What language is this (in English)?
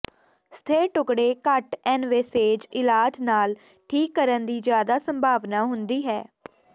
Punjabi